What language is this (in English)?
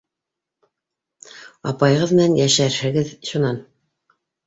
Bashkir